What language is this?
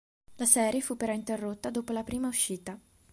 Italian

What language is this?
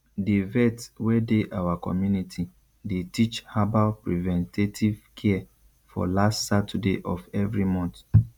Nigerian Pidgin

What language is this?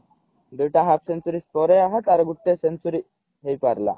Odia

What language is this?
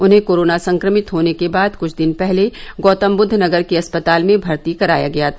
Hindi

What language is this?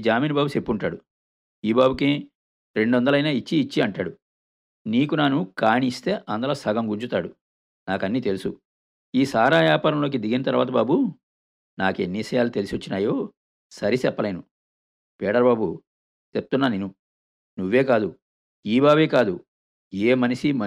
Telugu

